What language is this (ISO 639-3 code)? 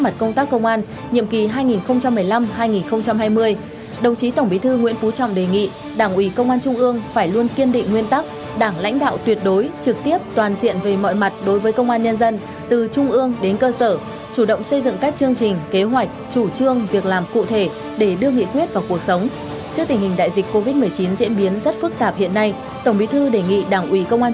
vie